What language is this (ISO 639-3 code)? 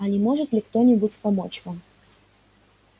rus